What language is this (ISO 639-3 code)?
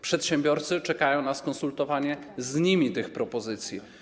pol